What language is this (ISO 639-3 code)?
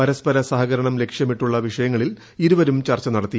mal